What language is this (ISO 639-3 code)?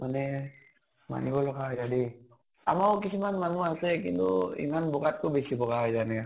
asm